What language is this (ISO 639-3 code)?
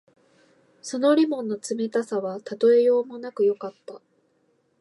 jpn